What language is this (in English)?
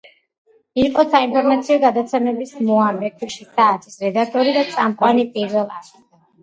Georgian